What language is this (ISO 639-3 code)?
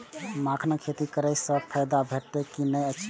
mai